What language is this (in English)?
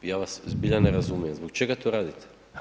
Croatian